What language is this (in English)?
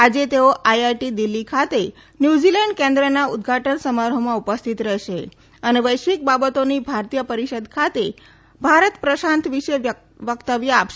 Gujarati